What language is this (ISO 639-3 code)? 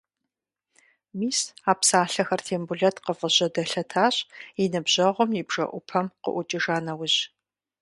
kbd